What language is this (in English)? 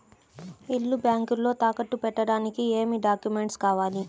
Telugu